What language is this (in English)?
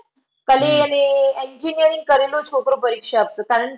Gujarati